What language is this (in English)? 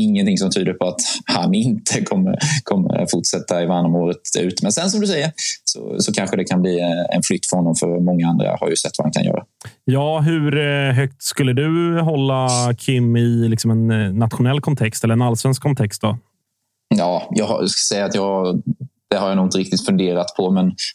Swedish